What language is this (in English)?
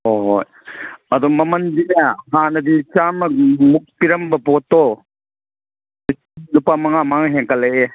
Manipuri